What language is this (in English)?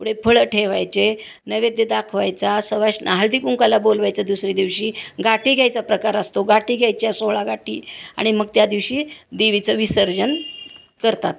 Marathi